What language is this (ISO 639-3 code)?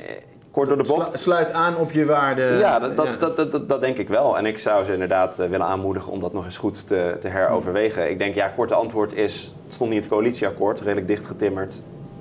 nld